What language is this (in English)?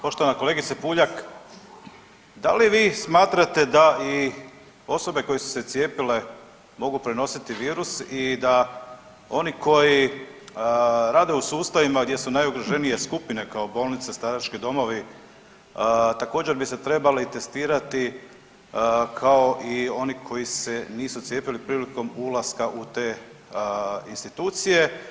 Croatian